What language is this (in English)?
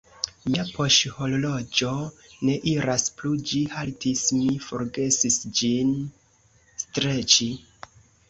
Esperanto